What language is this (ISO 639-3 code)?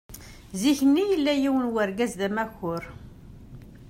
kab